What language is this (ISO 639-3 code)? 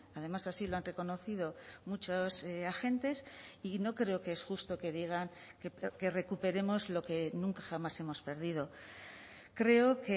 spa